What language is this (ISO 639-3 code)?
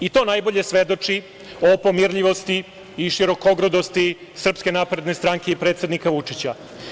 srp